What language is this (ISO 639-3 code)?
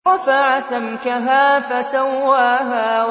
ara